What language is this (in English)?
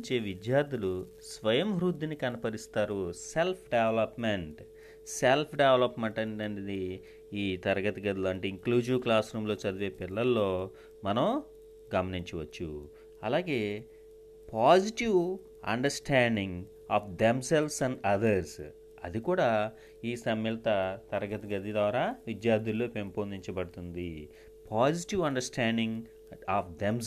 Telugu